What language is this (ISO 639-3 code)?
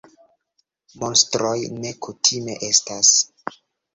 epo